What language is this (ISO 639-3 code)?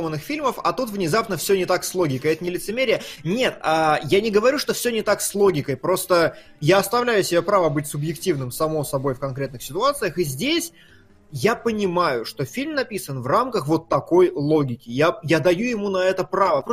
rus